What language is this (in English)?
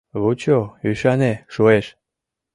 Mari